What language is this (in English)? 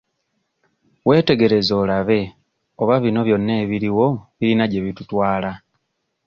Ganda